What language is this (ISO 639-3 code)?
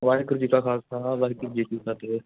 pan